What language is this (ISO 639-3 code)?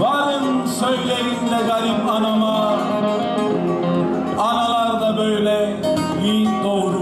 ell